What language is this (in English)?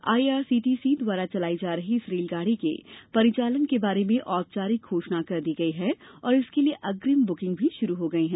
Hindi